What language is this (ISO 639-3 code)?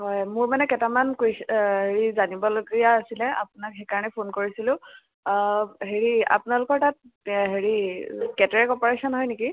asm